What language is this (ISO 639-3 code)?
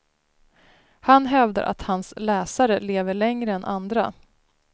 swe